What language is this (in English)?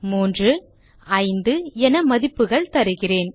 Tamil